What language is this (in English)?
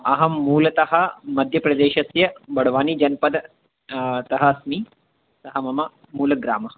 Sanskrit